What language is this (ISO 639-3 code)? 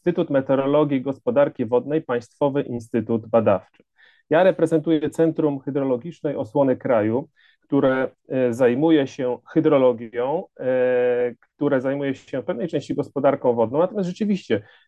pol